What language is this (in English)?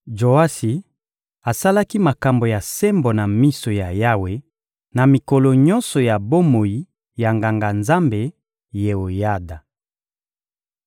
Lingala